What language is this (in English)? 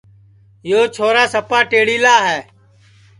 Sansi